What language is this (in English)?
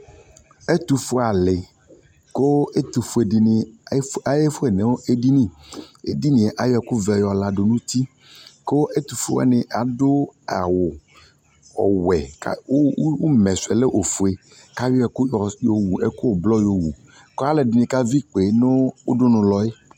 Ikposo